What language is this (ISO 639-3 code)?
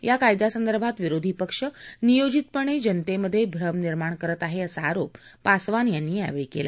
mar